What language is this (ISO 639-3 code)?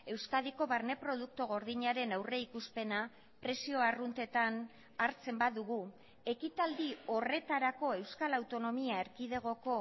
eus